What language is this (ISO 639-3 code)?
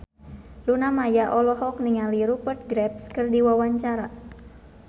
sun